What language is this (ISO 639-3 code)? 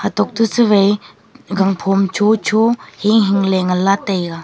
nnp